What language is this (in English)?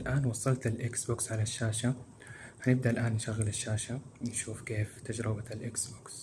Arabic